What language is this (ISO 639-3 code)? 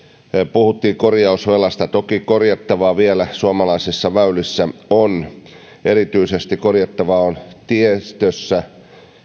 fin